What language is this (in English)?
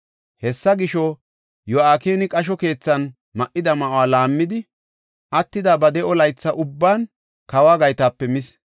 Gofa